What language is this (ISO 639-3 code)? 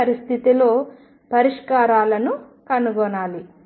tel